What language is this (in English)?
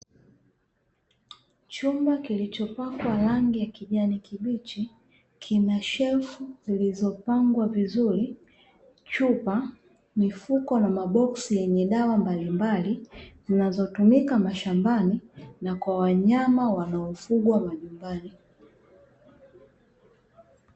Swahili